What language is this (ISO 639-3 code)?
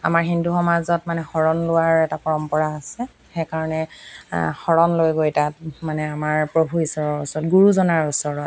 asm